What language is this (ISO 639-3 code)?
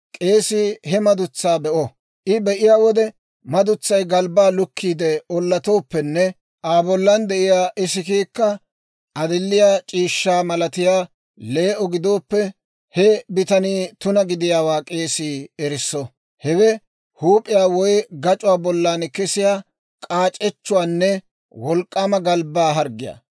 dwr